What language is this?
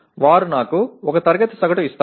Telugu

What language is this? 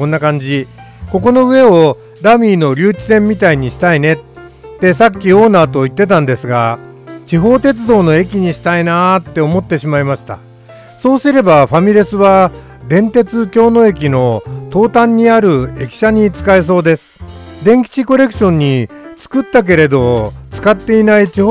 Japanese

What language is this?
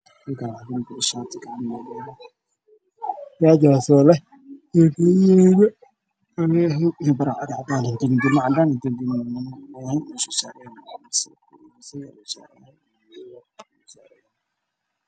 Somali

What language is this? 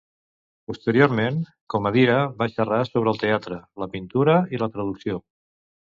Catalan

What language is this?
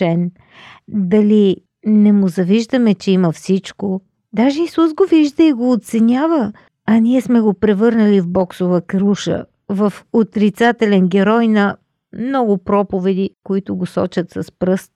Bulgarian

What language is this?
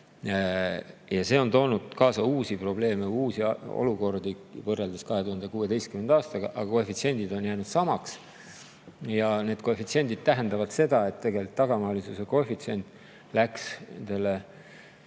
Estonian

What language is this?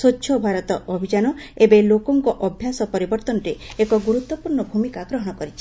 Odia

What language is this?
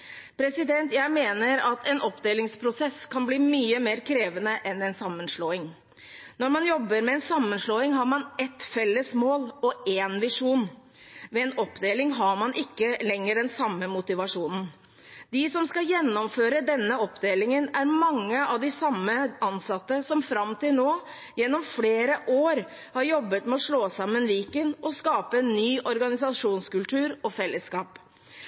Norwegian Bokmål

